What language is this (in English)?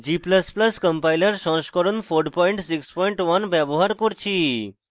Bangla